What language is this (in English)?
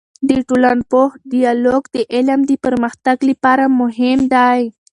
Pashto